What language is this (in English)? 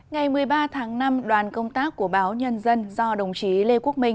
Vietnamese